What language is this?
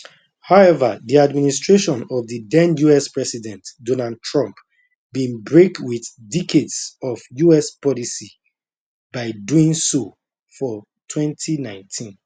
Nigerian Pidgin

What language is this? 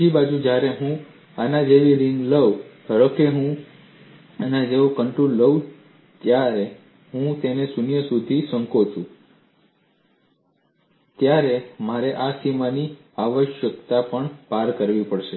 Gujarati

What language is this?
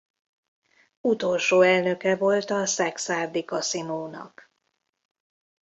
Hungarian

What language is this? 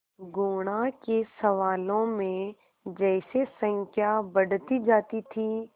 Hindi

